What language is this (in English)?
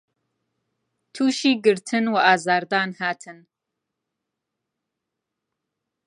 Central Kurdish